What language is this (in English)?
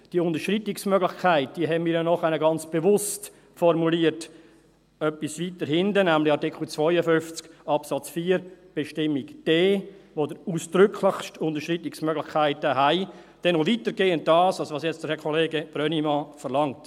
Swiss German